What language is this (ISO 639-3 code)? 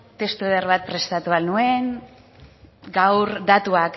eus